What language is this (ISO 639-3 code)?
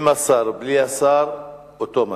heb